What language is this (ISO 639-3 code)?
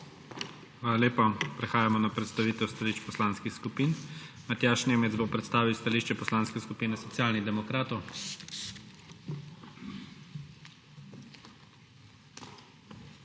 slv